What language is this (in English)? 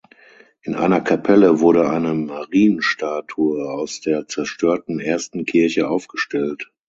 German